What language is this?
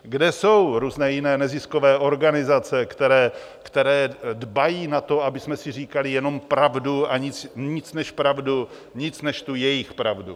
Czech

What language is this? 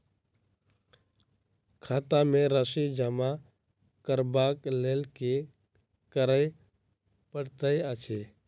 Maithili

